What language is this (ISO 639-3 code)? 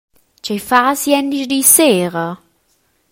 roh